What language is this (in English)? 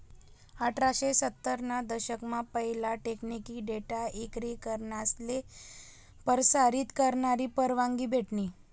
Marathi